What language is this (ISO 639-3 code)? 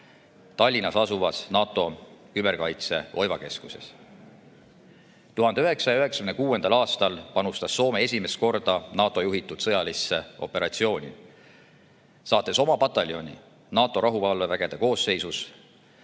est